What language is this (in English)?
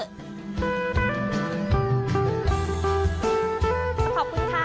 Thai